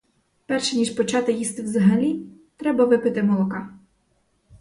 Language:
Ukrainian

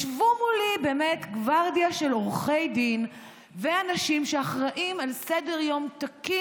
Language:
Hebrew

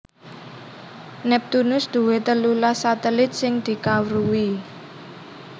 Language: Javanese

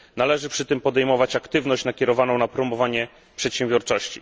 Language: Polish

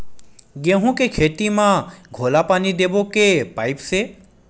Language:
Chhattisgarhi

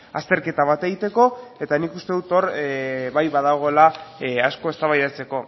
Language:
Basque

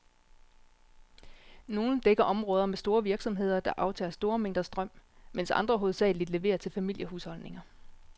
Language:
Danish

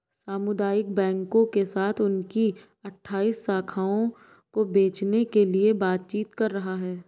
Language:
Hindi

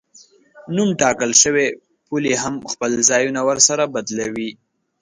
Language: Pashto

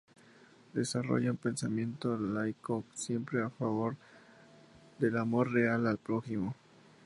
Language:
Spanish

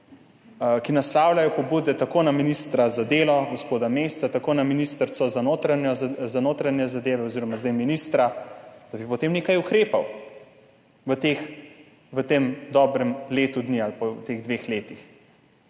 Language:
Slovenian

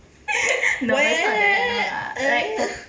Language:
English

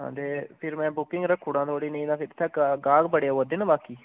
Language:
Dogri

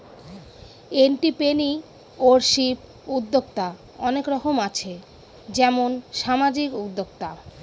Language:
Bangla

